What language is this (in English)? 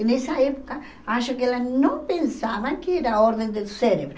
Portuguese